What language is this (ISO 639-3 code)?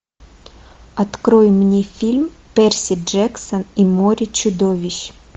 rus